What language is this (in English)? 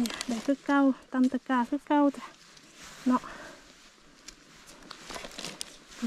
Thai